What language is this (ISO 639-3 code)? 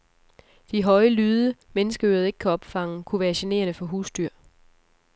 dan